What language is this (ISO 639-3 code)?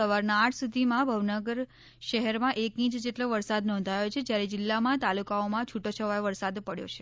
guj